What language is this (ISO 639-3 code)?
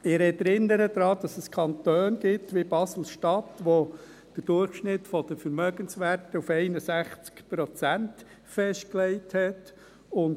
gsw